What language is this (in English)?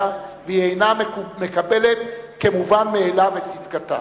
Hebrew